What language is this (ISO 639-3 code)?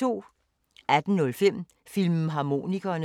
dan